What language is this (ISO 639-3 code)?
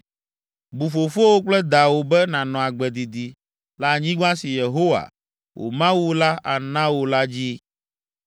ewe